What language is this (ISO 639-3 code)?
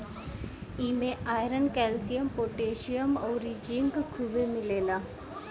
bho